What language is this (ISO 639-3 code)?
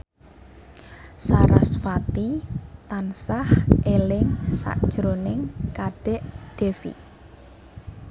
jav